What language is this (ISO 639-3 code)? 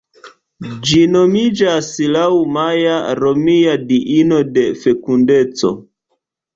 epo